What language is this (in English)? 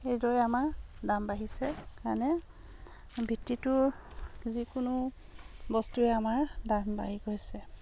Assamese